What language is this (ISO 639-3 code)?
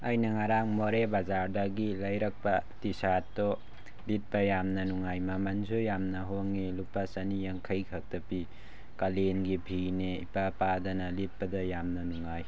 mni